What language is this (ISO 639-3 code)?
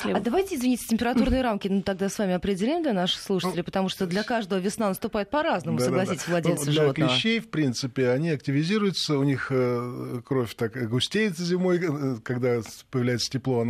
rus